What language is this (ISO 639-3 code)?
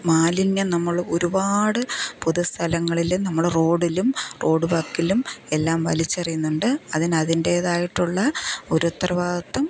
mal